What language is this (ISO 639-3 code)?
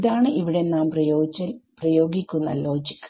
mal